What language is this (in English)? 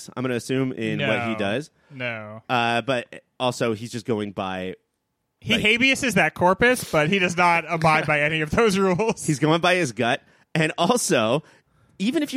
English